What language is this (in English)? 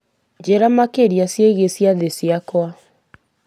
Kikuyu